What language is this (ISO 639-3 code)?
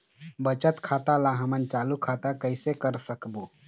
hne